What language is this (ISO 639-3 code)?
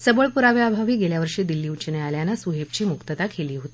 mar